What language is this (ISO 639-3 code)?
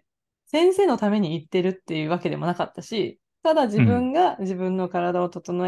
jpn